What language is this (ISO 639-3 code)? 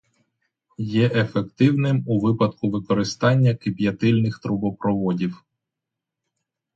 ukr